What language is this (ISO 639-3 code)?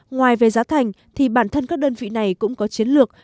vie